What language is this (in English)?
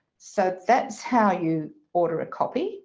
English